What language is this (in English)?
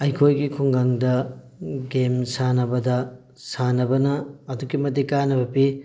Manipuri